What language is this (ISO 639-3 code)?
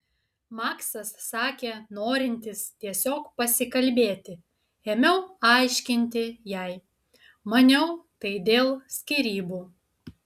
lit